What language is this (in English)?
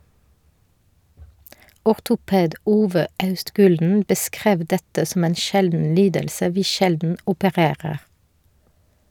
Norwegian